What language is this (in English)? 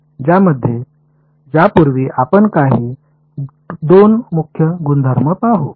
Marathi